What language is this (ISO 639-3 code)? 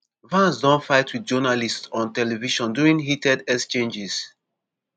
pcm